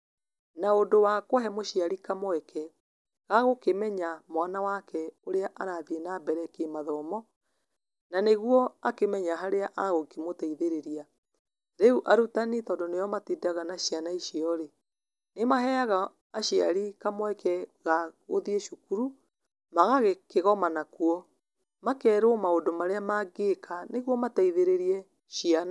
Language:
Kikuyu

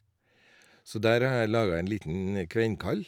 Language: Norwegian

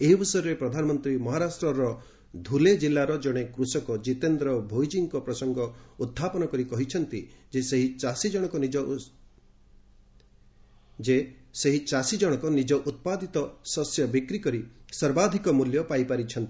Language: Odia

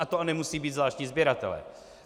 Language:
Czech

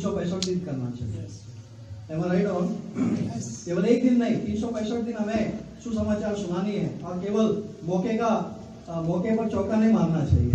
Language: Urdu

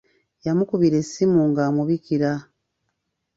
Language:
Ganda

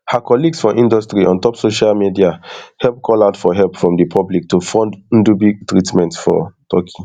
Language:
Nigerian Pidgin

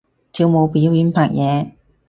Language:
Cantonese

